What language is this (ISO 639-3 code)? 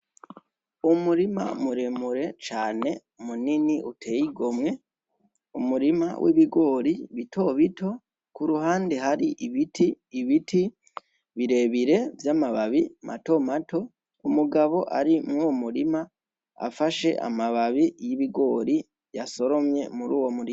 run